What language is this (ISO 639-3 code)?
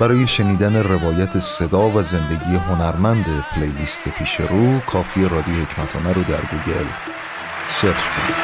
fas